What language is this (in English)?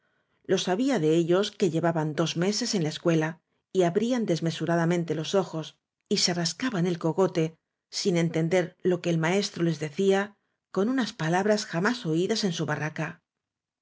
Spanish